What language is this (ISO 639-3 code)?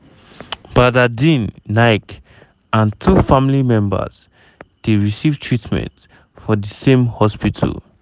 pcm